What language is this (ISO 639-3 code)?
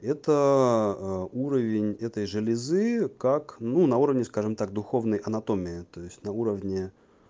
rus